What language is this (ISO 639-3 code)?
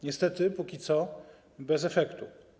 pol